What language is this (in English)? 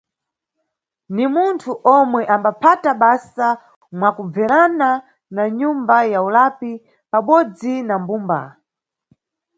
Nyungwe